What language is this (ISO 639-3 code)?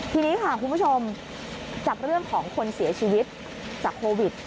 tha